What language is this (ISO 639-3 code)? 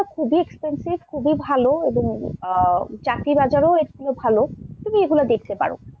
ben